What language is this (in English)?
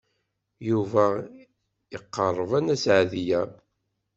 Kabyle